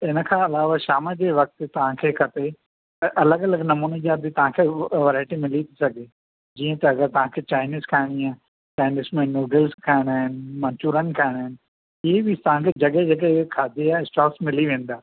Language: Sindhi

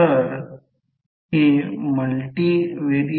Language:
Marathi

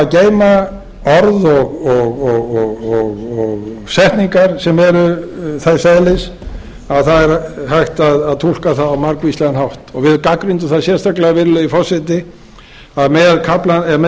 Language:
Icelandic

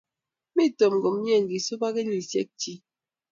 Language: Kalenjin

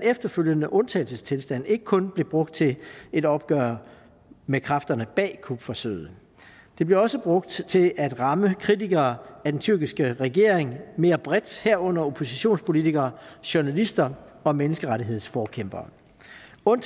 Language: Danish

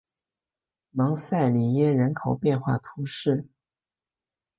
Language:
Chinese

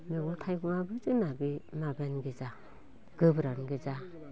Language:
Bodo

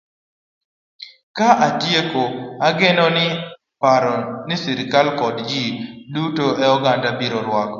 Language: Luo (Kenya and Tanzania)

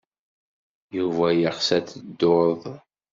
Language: Kabyle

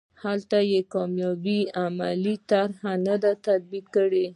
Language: Pashto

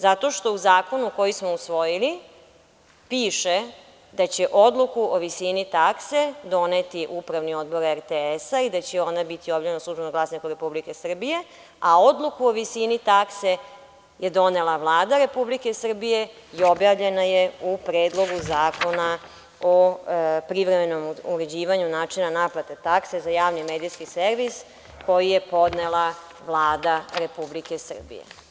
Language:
Serbian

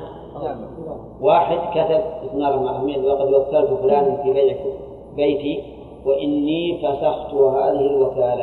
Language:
Arabic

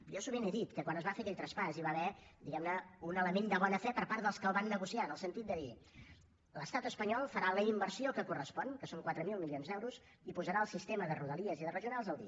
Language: Catalan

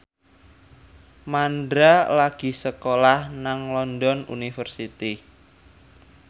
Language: Javanese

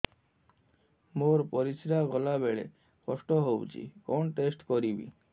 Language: Odia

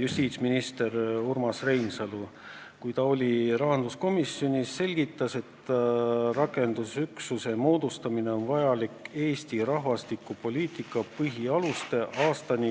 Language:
Estonian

